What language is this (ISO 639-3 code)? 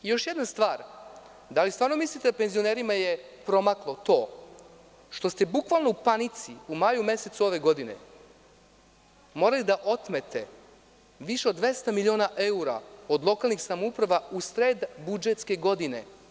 srp